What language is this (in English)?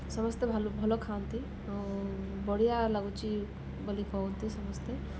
Odia